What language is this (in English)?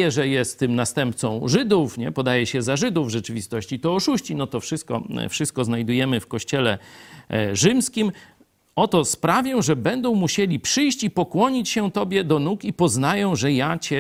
Polish